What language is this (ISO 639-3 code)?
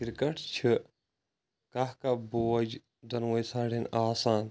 kas